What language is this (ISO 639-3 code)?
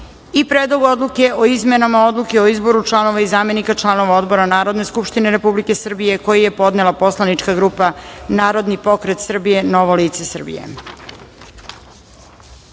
srp